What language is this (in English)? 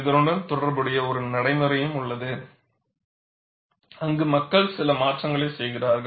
Tamil